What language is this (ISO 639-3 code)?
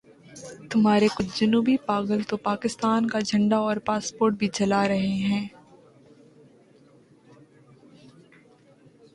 urd